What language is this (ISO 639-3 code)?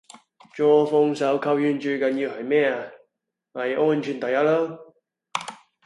yue